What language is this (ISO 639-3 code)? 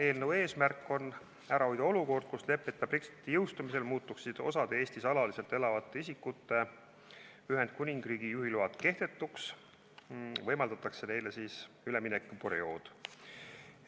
est